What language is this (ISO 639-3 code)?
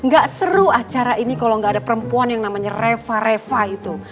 ind